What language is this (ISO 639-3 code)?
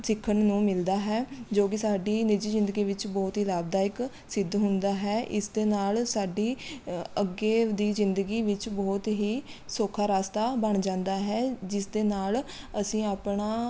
pan